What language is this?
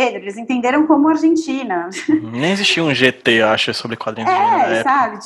Portuguese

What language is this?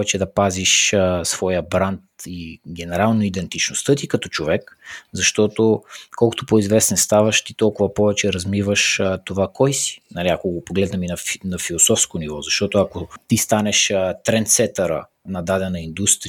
Bulgarian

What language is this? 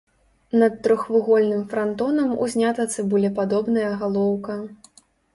Belarusian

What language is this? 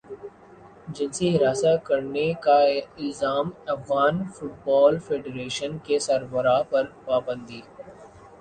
Urdu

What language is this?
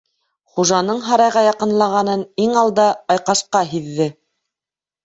Bashkir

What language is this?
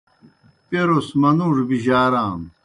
Kohistani Shina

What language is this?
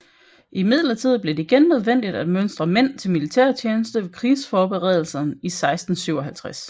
Danish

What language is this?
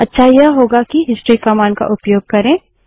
Hindi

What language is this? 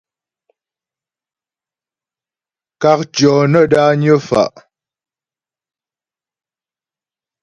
Ghomala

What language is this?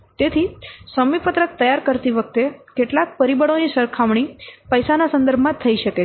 Gujarati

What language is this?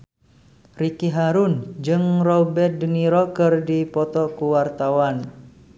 Sundanese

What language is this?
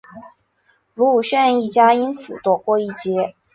Chinese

